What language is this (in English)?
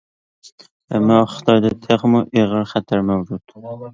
Uyghur